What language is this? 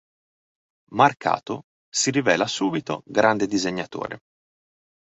Italian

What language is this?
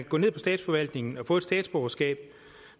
Danish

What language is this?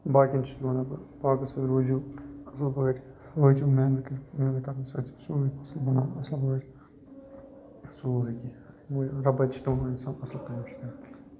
Kashmiri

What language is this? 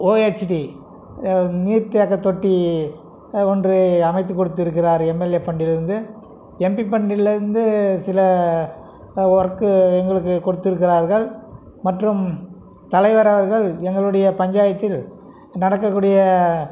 Tamil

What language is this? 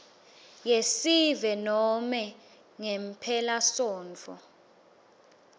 Swati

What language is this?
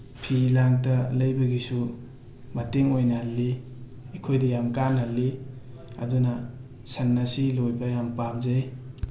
Manipuri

